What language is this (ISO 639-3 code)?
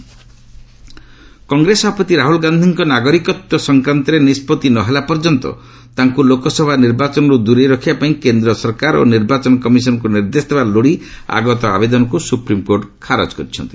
ori